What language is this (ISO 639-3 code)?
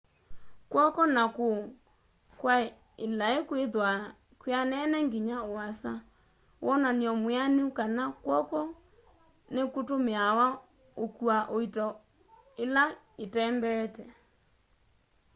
kam